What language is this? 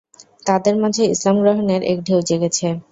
Bangla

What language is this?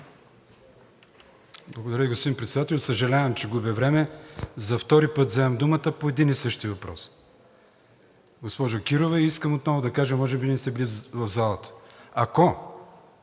Bulgarian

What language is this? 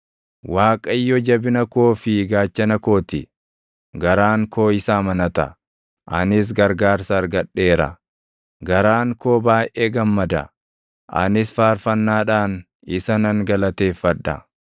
Oromo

